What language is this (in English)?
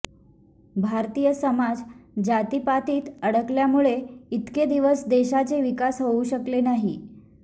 Marathi